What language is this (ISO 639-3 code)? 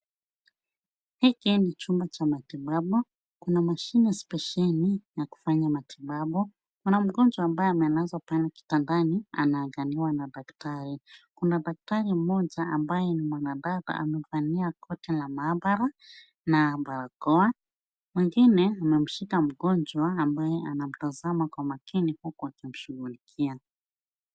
swa